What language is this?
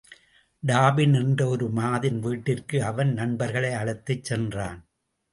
Tamil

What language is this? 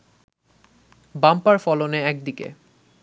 Bangla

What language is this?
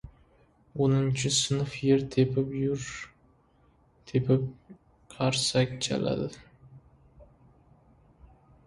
Uzbek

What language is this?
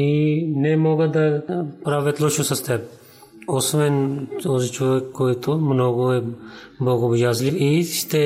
Bulgarian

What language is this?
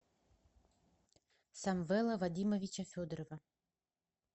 Russian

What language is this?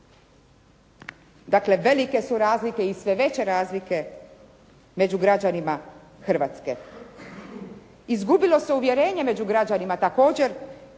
Croatian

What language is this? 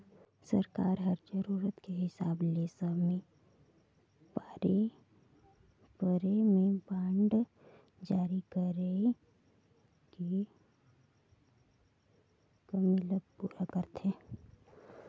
Chhattisgarhi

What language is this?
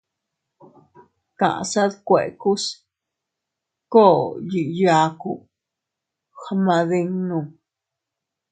Teutila Cuicatec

